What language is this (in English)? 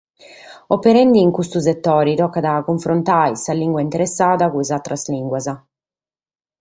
Sardinian